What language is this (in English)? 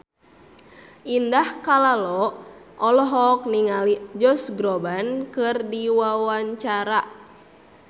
Sundanese